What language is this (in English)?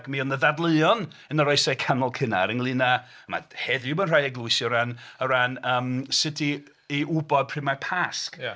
Welsh